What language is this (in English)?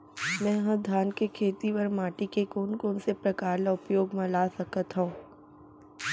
Chhattisgarhi